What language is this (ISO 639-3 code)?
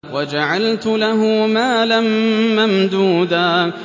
ara